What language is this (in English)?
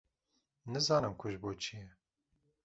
Kurdish